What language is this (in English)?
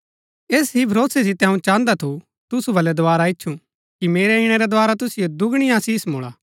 Gaddi